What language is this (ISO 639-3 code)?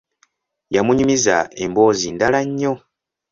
lug